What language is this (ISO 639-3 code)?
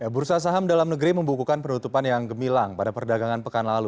ind